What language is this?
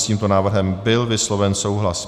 Czech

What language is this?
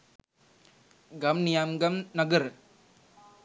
Sinhala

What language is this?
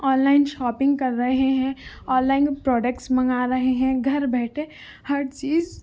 Urdu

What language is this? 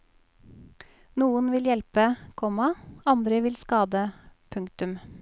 Norwegian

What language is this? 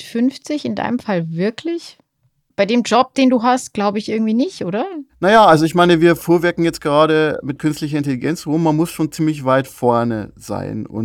German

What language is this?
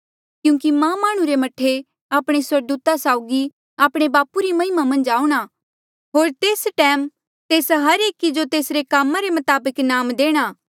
Mandeali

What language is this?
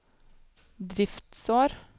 Norwegian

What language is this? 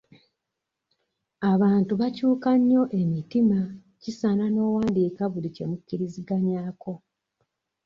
Ganda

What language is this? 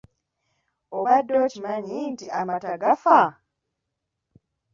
Ganda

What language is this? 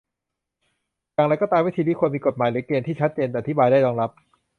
Thai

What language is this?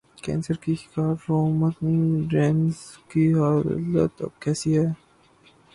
Urdu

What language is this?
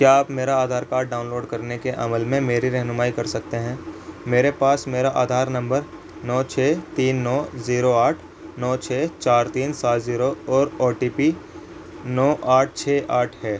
Urdu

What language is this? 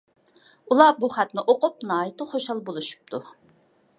Uyghur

